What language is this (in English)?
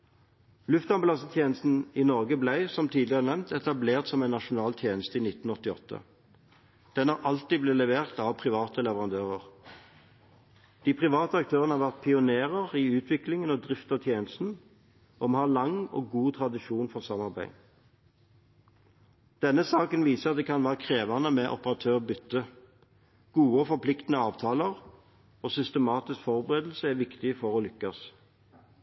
Norwegian Bokmål